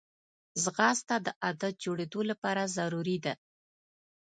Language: Pashto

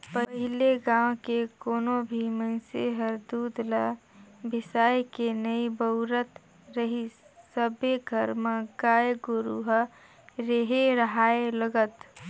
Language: Chhattisgarhi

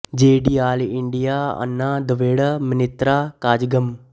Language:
Punjabi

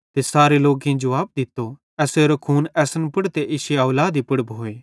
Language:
Bhadrawahi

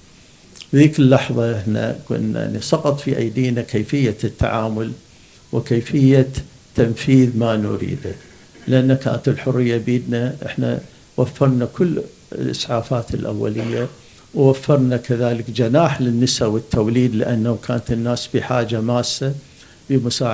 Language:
Arabic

